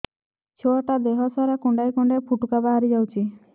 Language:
Odia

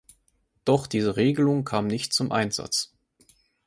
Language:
German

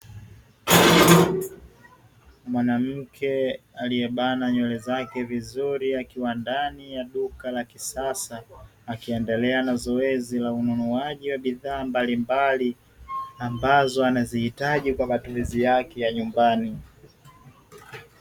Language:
Swahili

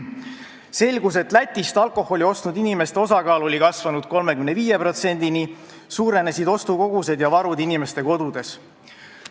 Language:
Estonian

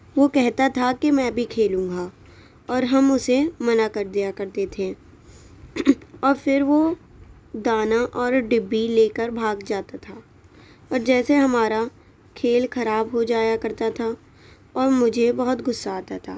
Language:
Urdu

